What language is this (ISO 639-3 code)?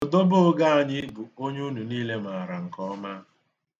ibo